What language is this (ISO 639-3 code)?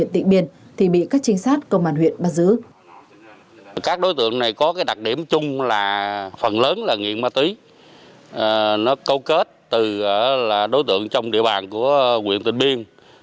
vie